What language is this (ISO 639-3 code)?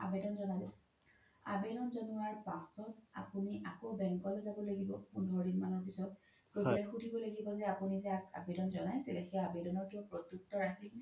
asm